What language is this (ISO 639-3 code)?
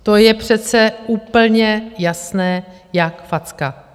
ces